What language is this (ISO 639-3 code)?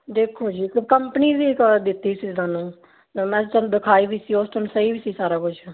pan